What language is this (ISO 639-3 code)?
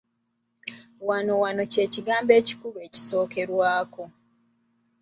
lug